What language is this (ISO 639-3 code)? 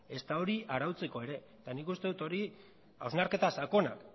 eus